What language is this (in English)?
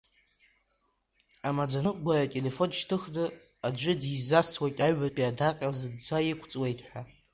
Abkhazian